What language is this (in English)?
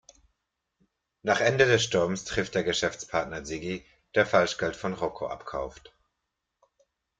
German